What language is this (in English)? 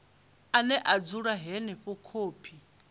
Venda